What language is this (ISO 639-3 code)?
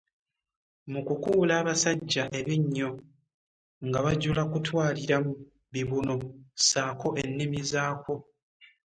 lug